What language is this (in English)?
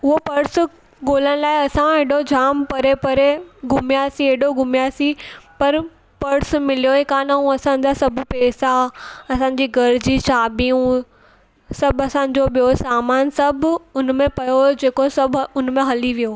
Sindhi